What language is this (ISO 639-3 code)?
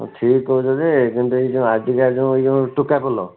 ori